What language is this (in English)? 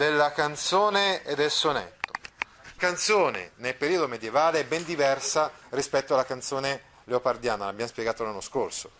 Italian